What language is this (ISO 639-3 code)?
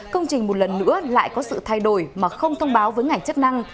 vie